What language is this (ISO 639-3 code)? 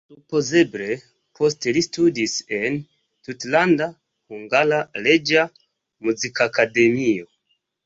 epo